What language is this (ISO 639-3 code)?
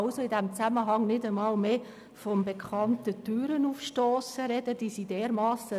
gsw